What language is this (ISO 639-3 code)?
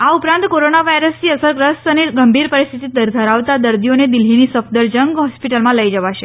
guj